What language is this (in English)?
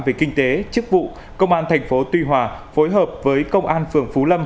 Vietnamese